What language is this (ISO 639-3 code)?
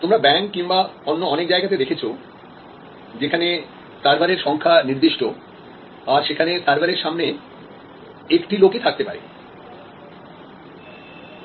ben